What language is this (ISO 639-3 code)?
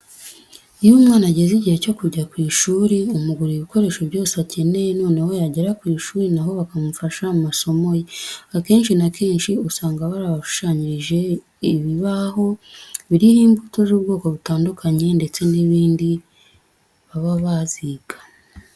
kin